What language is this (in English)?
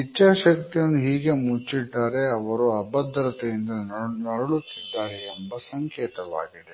Kannada